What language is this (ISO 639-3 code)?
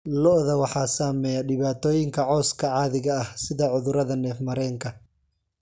som